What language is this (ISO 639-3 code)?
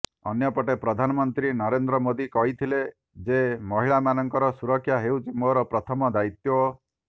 ori